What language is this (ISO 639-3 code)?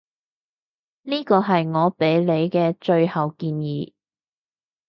yue